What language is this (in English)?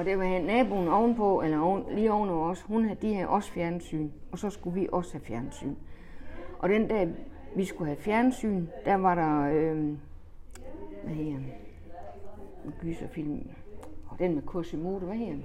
Danish